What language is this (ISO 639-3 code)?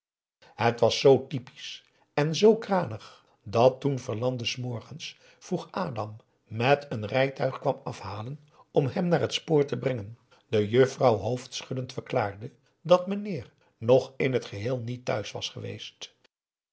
nld